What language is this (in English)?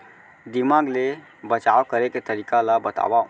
Chhattisgarhi